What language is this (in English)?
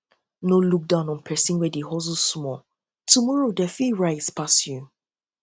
Nigerian Pidgin